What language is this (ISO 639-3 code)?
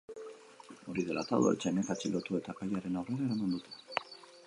eus